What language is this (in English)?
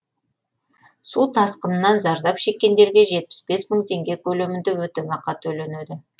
Kazakh